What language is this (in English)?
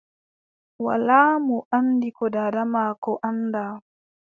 Adamawa Fulfulde